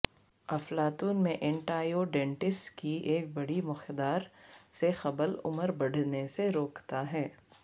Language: Urdu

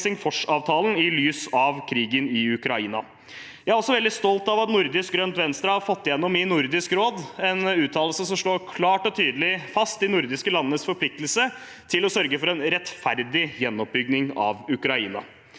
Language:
Norwegian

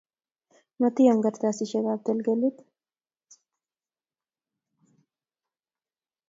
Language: Kalenjin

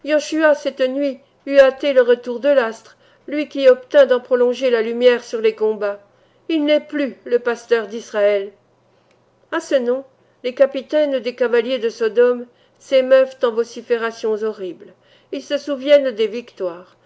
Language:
French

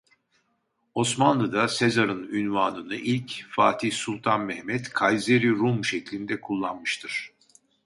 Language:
Turkish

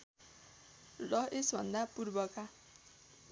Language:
Nepali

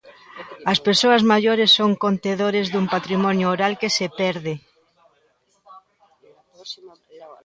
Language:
Galician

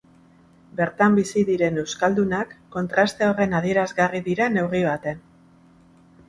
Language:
Basque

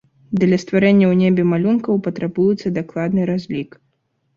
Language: Belarusian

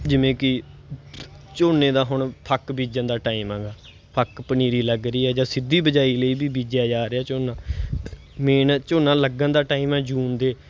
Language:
Punjabi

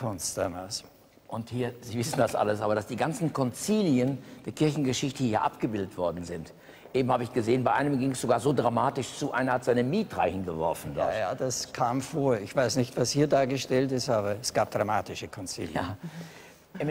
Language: German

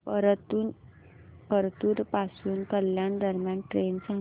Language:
Marathi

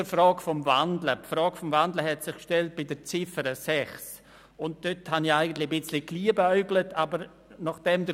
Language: Swiss German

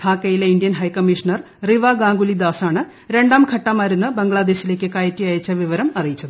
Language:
Malayalam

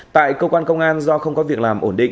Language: Vietnamese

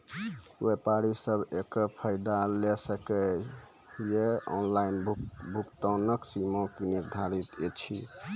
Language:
Maithili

